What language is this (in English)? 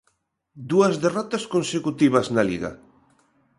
Galician